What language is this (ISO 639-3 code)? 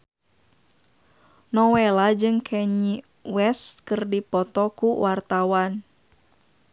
sun